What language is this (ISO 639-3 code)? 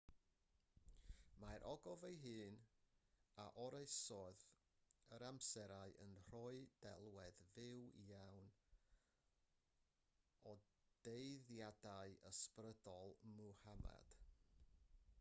cym